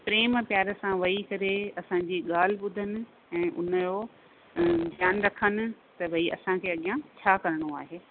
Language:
Sindhi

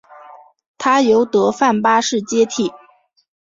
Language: Chinese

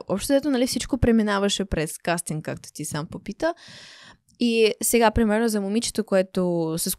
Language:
Bulgarian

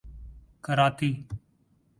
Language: Urdu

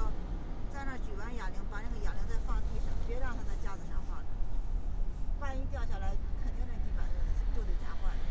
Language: Chinese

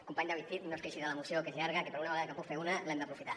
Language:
Catalan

